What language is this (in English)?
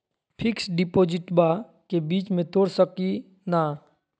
Magahi